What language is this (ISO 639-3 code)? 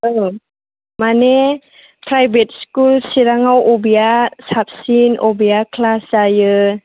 brx